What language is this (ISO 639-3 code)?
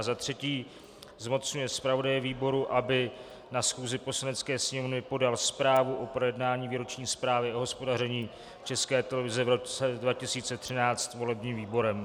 ces